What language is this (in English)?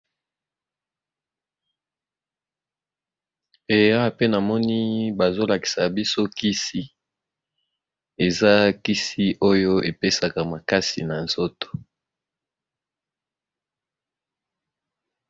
Lingala